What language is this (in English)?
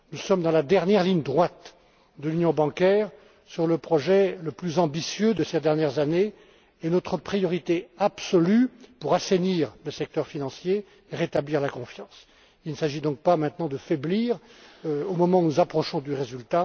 French